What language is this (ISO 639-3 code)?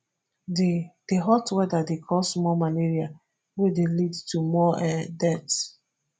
pcm